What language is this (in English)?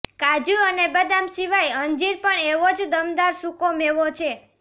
Gujarati